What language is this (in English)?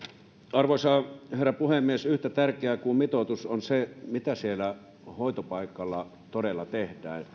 Finnish